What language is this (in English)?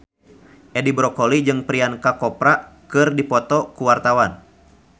Sundanese